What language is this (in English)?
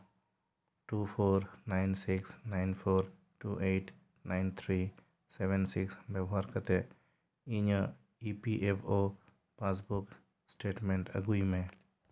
Santali